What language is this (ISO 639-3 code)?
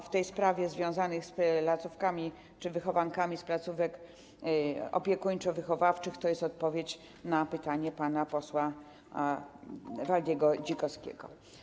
pol